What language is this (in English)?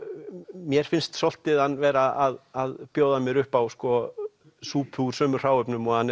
Icelandic